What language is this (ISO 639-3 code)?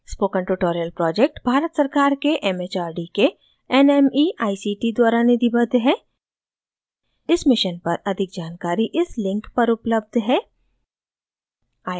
hin